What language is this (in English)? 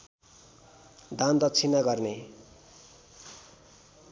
Nepali